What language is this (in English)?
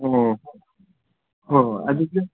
Manipuri